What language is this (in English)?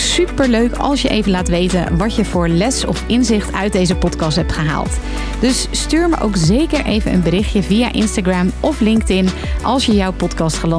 Dutch